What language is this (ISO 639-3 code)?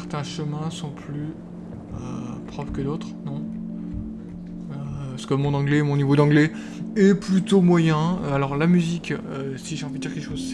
fra